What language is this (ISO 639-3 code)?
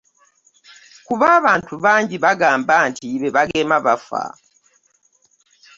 lug